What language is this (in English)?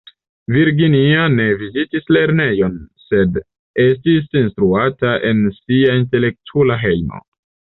Esperanto